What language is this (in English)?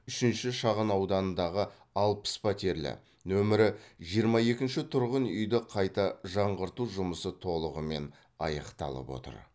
Kazakh